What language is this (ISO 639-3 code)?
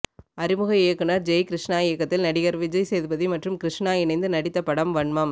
tam